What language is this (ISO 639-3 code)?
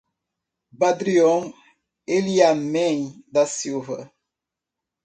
por